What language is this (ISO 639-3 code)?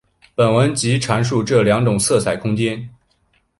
zho